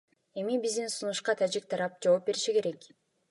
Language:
Kyrgyz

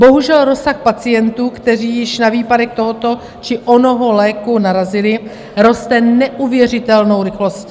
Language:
Czech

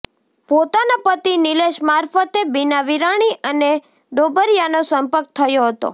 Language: Gujarati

